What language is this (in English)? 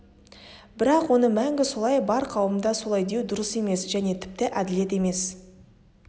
Kazakh